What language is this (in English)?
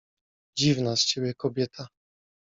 Polish